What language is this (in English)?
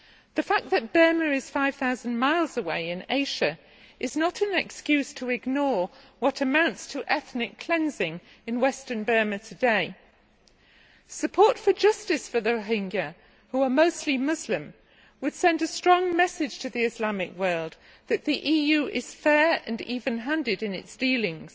English